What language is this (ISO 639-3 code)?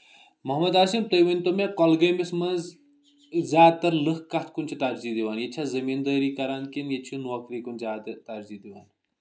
kas